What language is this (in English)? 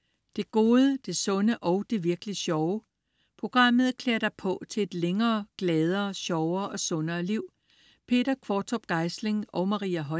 Danish